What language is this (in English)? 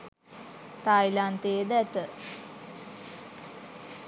Sinhala